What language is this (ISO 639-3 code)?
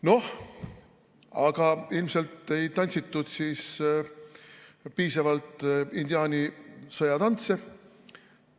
est